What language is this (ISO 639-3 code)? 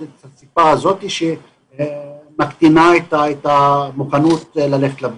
heb